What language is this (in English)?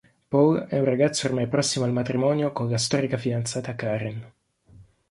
Italian